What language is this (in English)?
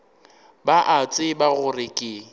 Northern Sotho